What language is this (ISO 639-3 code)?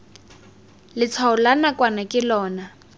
tsn